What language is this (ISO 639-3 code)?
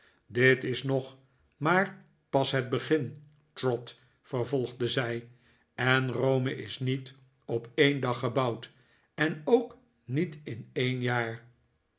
nld